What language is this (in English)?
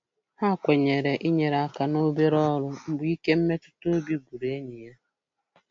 Igbo